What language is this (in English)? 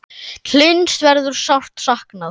Icelandic